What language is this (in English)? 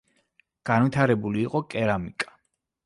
Georgian